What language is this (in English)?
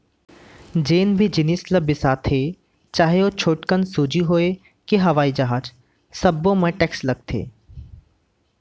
Chhattisgarhi